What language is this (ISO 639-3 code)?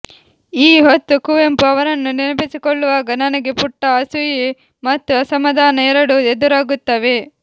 kan